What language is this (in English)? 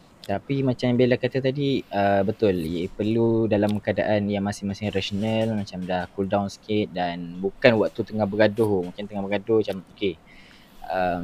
Malay